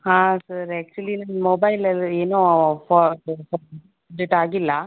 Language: Kannada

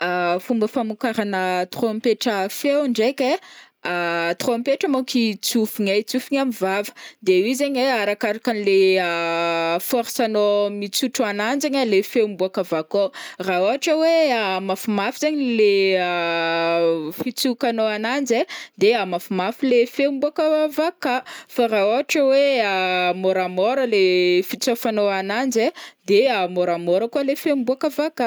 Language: Northern Betsimisaraka Malagasy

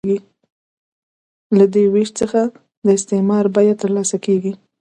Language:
Pashto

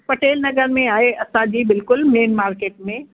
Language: Sindhi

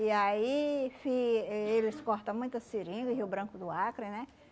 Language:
Portuguese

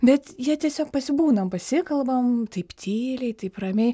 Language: Lithuanian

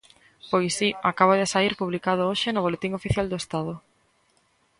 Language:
Galician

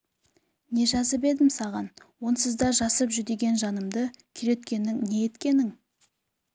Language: Kazakh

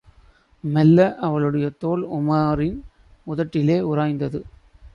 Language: Tamil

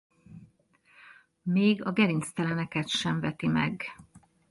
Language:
Hungarian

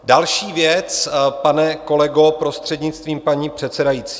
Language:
Czech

